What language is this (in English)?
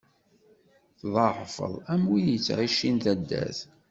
Kabyle